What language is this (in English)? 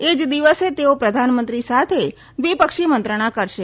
Gujarati